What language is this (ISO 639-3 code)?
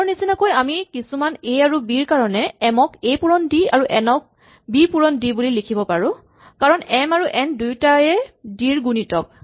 asm